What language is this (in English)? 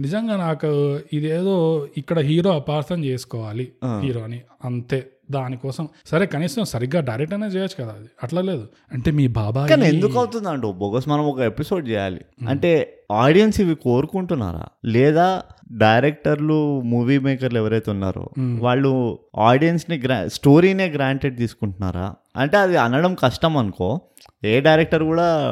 Telugu